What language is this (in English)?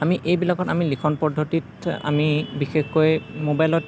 Assamese